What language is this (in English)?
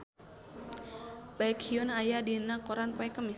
Sundanese